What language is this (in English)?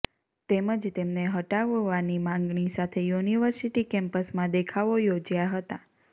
Gujarati